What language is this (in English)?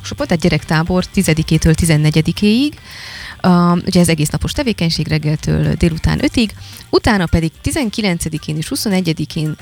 Hungarian